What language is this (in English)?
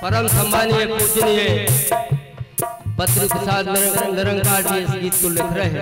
Hindi